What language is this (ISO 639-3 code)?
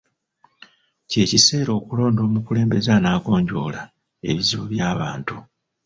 lug